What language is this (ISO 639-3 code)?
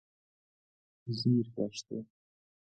fas